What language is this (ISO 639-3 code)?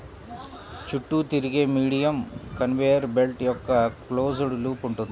tel